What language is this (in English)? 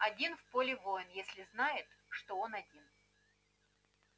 Russian